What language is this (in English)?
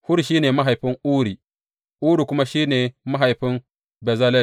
Hausa